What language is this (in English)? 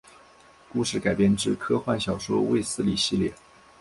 Chinese